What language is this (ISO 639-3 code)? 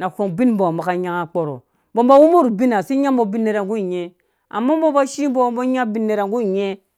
ldb